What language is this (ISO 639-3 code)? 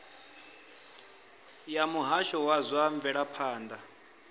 ven